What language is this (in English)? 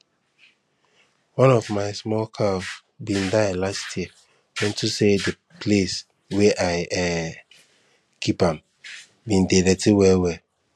Nigerian Pidgin